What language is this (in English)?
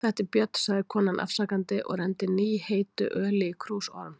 Icelandic